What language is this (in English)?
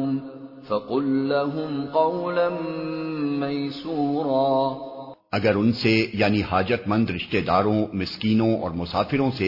Urdu